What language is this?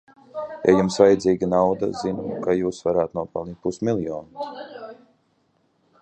Latvian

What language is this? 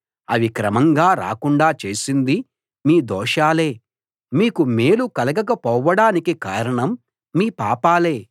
Telugu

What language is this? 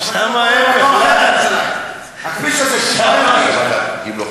Hebrew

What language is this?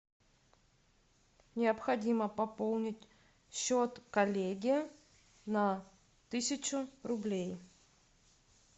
Russian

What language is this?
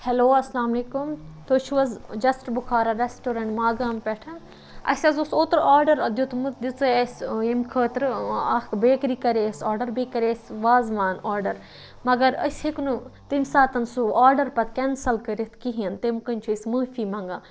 Kashmiri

